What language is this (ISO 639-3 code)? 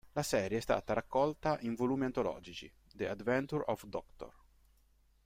ita